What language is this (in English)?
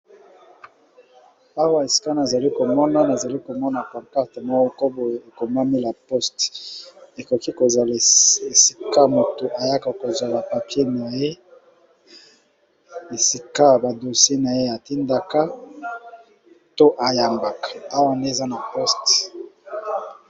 Lingala